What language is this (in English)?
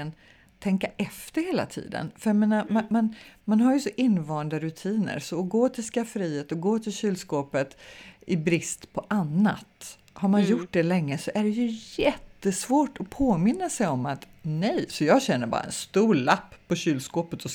Swedish